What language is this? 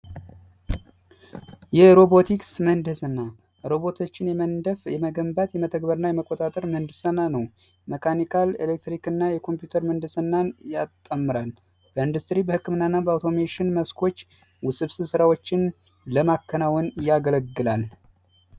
Amharic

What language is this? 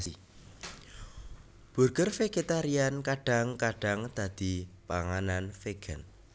Javanese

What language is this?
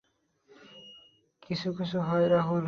Bangla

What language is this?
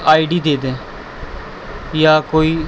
Urdu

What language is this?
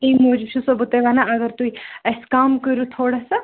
Kashmiri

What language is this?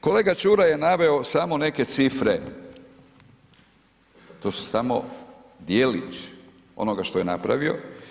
Croatian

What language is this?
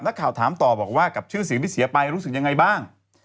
Thai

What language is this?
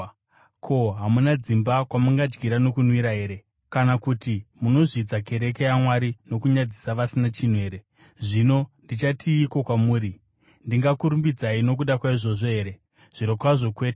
Shona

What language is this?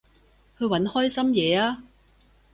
Cantonese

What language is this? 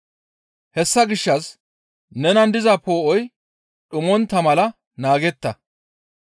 Gamo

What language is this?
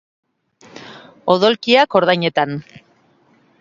Basque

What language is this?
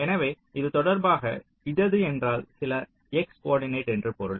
Tamil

